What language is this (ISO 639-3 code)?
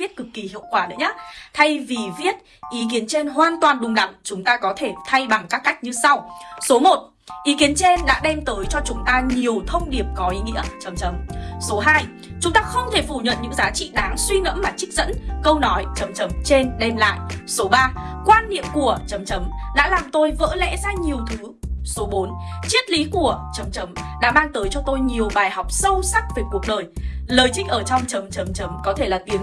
vie